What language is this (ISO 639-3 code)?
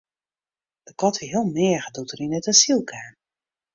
fry